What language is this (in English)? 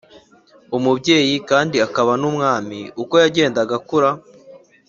Kinyarwanda